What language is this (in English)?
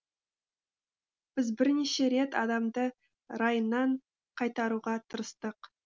Kazakh